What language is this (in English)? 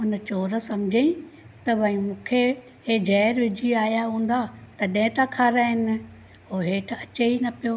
Sindhi